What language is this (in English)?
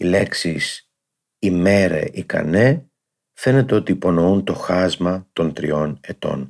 Greek